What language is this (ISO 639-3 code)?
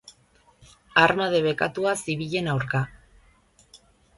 eus